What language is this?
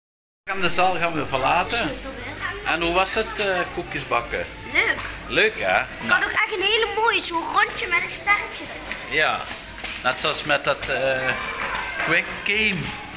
Dutch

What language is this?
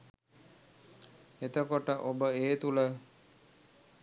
Sinhala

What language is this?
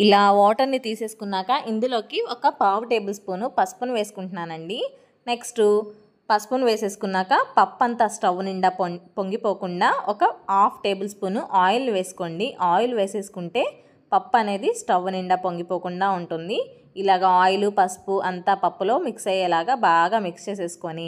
Telugu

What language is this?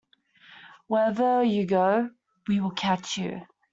English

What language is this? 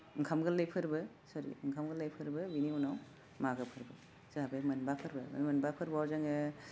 Bodo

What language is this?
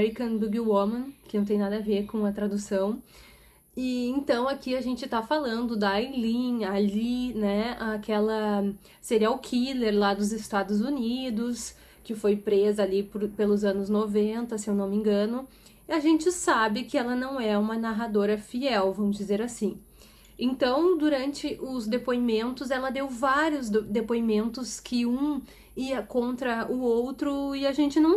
Portuguese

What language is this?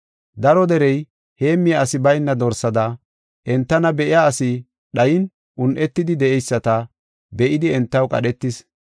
Gofa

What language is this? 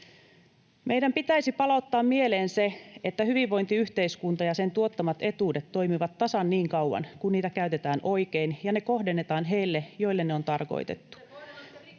Finnish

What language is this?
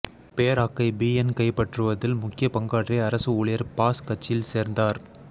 Tamil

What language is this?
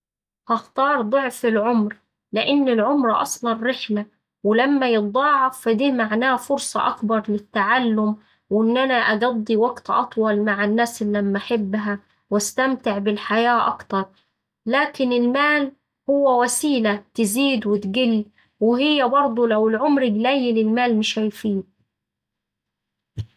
Saidi Arabic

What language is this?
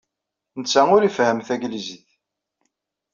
Kabyle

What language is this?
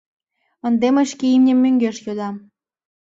Mari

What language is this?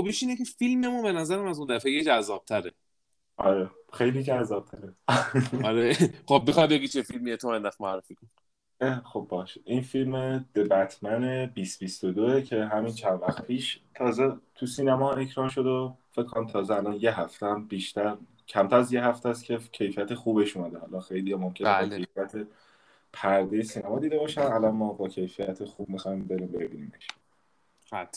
Persian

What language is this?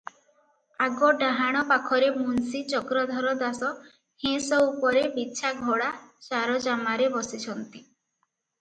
Odia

